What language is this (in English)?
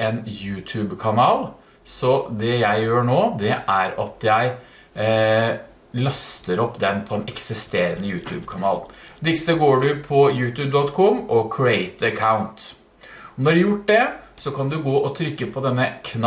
Norwegian